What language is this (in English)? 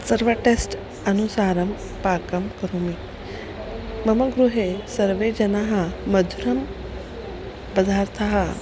Sanskrit